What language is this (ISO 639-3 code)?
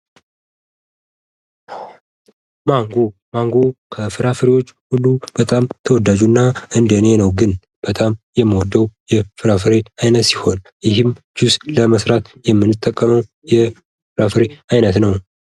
amh